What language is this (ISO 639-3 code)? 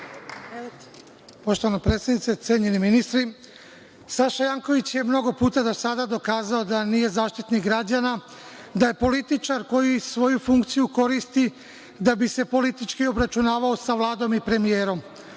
srp